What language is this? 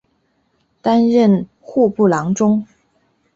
Chinese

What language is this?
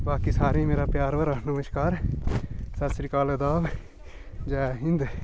Dogri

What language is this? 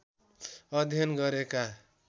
Nepali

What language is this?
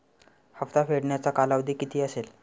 Marathi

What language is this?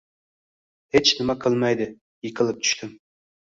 Uzbek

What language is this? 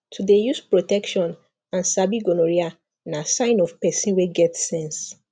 Nigerian Pidgin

